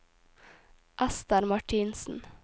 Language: Norwegian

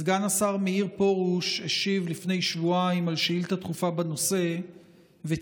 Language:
Hebrew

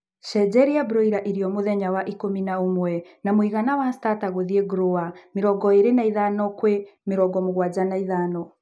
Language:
Kikuyu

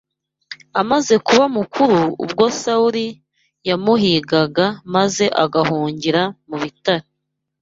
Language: Kinyarwanda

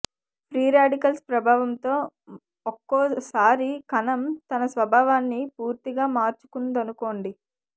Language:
Telugu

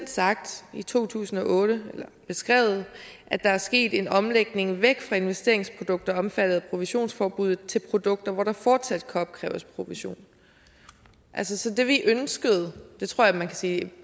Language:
Danish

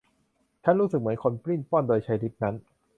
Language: Thai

